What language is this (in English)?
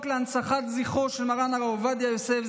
Hebrew